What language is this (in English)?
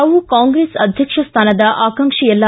Kannada